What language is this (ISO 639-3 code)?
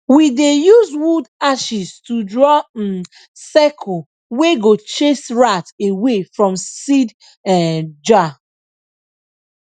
pcm